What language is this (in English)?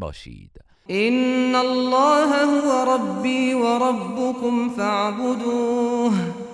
Persian